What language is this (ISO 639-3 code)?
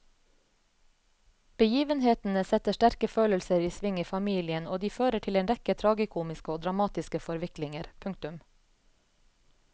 nor